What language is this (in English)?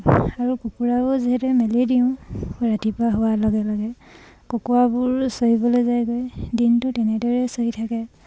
Assamese